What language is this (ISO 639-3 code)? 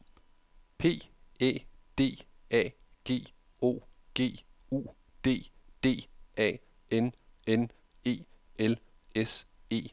dan